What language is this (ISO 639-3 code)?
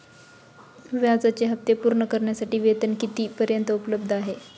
mar